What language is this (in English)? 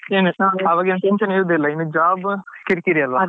Kannada